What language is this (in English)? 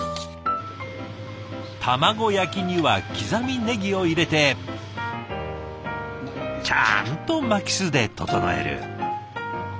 Japanese